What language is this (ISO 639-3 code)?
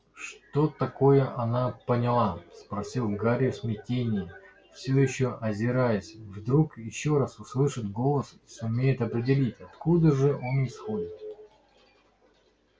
rus